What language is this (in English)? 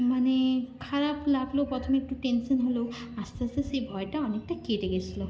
Bangla